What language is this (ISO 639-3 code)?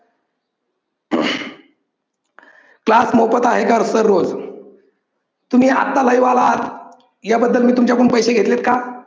mar